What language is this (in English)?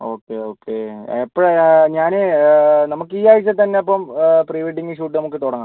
Malayalam